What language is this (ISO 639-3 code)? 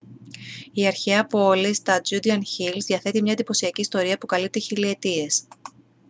ell